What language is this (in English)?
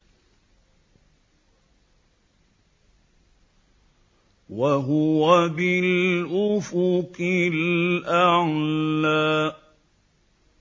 Arabic